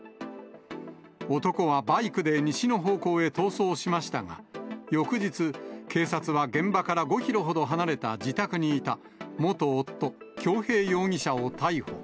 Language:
Japanese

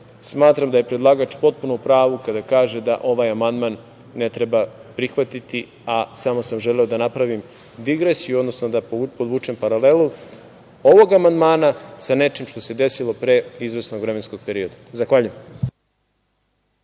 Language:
Serbian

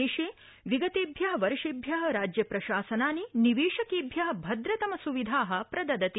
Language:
Sanskrit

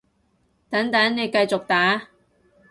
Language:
Cantonese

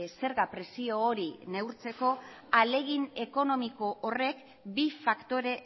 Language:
Basque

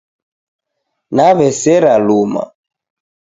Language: Taita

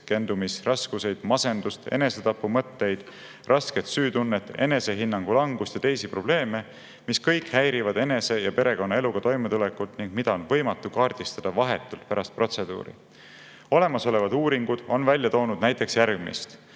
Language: Estonian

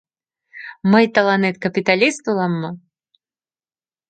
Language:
Mari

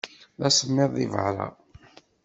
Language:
Kabyle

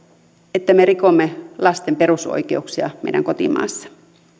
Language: Finnish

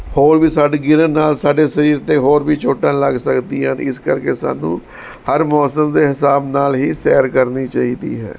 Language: Punjabi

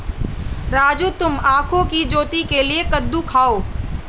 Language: Hindi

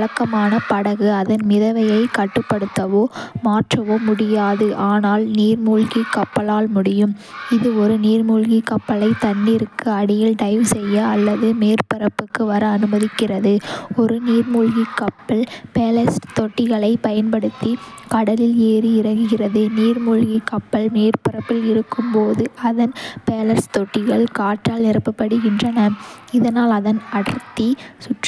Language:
Kota (India)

